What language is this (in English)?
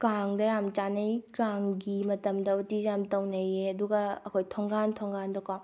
Manipuri